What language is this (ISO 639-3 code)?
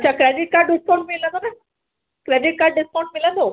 snd